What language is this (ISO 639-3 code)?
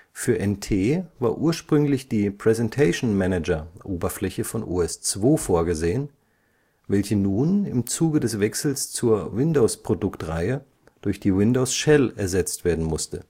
deu